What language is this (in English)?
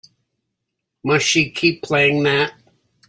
English